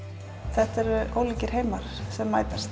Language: Icelandic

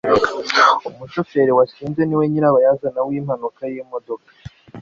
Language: Kinyarwanda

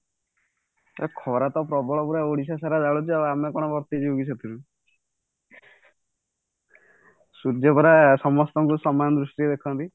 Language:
Odia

